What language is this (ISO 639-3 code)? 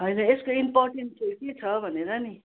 nep